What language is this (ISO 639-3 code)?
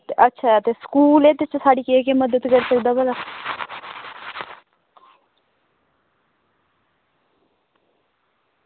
doi